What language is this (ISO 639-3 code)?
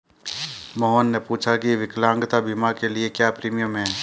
hin